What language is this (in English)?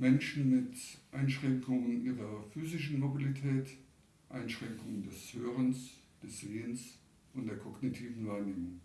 German